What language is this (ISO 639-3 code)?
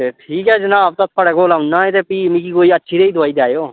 doi